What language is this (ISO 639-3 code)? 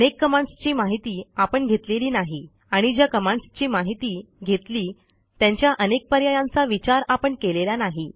mar